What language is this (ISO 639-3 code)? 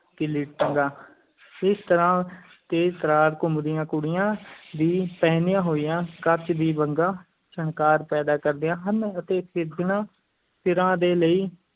pan